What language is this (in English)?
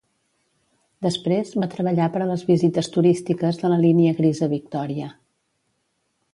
Catalan